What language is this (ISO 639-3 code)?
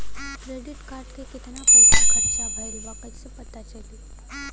bho